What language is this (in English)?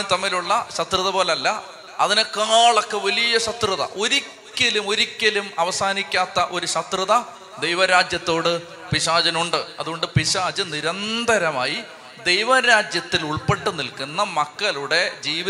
Malayalam